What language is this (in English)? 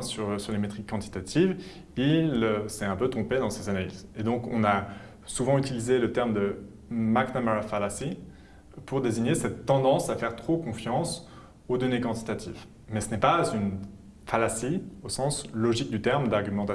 French